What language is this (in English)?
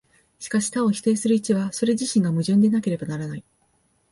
Japanese